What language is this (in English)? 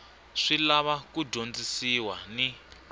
Tsonga